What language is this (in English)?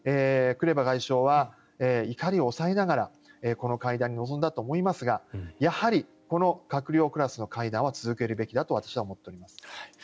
Japanese